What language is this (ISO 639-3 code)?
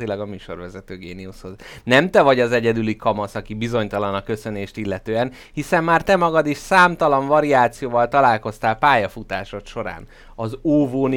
hun